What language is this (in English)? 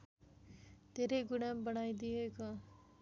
Nepali